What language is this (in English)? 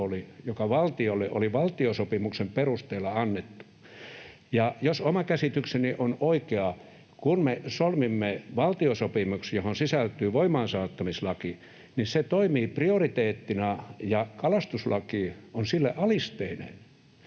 Finnish